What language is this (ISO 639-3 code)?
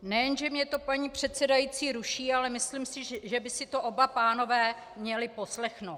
ces